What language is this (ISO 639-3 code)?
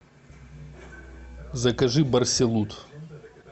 rus